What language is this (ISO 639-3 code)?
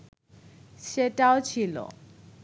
ben